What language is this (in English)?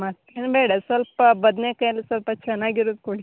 Kannada